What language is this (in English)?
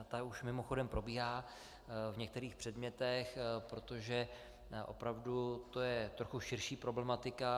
Czech